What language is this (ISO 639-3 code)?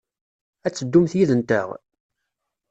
kab